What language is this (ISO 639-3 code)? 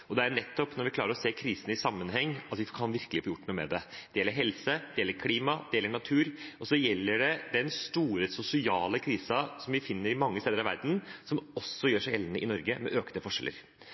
nob